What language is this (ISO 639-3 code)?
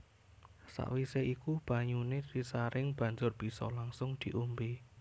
jav